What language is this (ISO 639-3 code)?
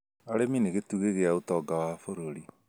kik